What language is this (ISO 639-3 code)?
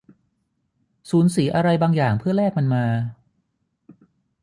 tha